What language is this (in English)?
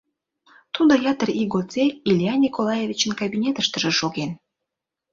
Mari